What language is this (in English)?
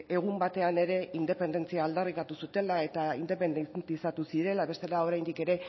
Basque